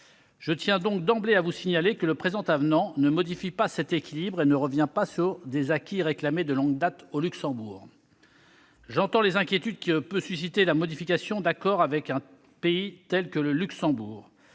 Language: French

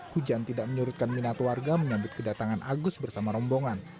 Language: Indonesian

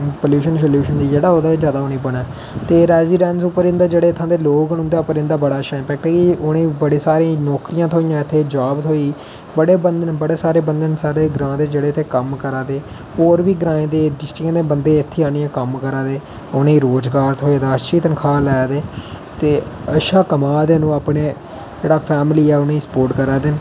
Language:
Dogri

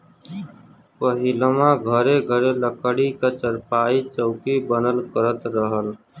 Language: Bhojpuri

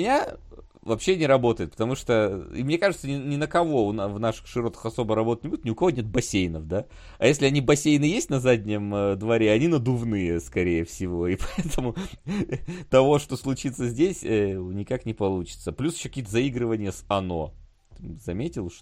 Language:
Russian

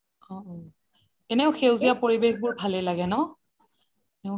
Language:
Assamese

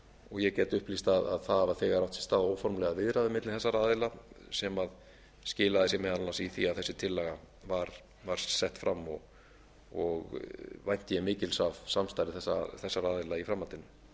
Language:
Icelandic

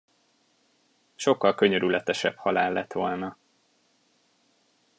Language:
Hungarian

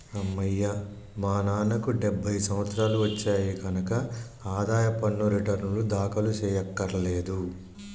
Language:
Telugu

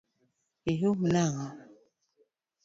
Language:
Luo (Kenya and Tanzania)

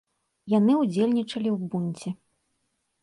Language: Belarusian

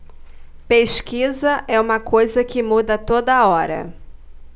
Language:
Portuguese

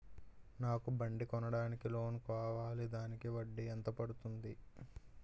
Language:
Telugu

